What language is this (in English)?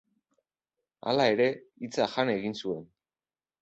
Basque